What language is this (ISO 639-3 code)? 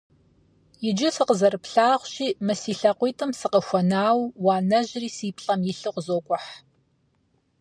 kbd